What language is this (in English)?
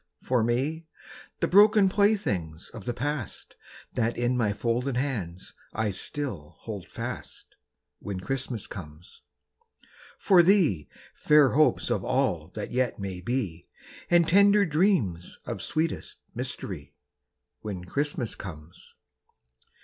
English